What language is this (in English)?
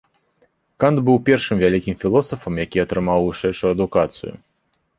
Belarusian